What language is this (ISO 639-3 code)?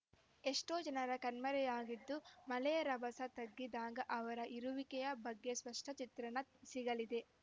kan